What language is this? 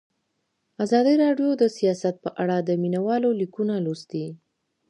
Pashto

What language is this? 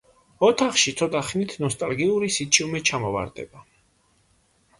Georgian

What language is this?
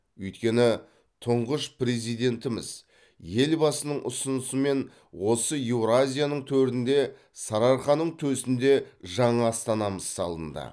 Kazakh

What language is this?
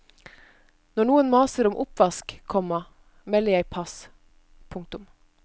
Norwegian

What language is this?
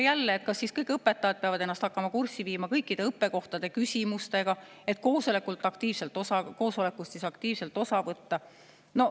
Estonian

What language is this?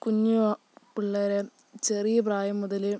Malayalam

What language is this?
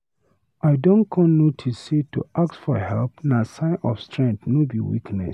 Nigerian Pidgin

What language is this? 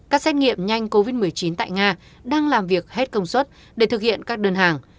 Vietnamese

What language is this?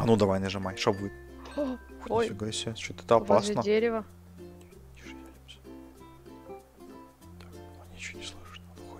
Russian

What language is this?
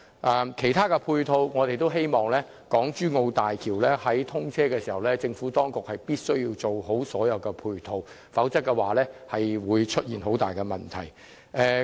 Cantonese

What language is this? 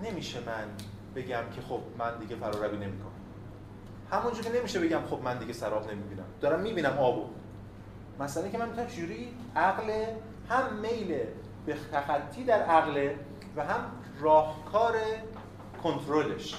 Persian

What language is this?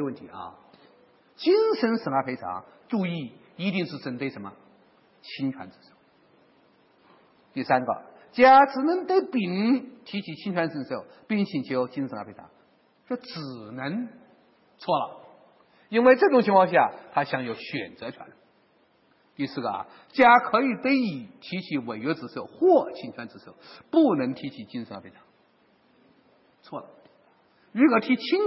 Chinese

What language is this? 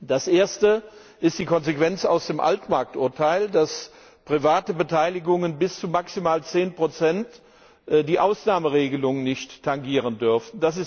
German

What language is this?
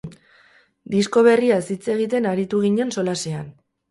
Basque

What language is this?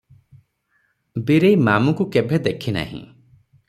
Odia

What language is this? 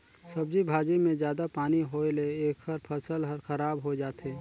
Chhattisgarhi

